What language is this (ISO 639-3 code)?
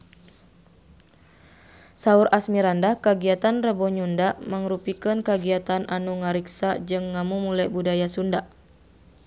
sun